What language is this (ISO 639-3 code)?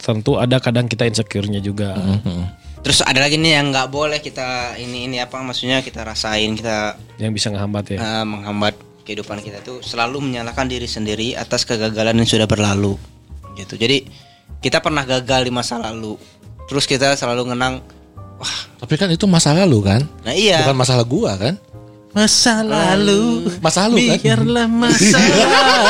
ind